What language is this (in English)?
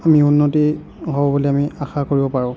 Assamese